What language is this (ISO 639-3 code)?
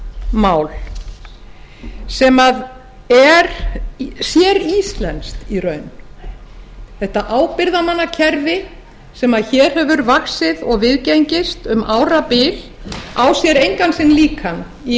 isl